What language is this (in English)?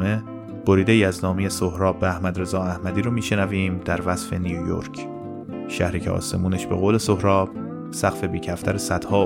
Persian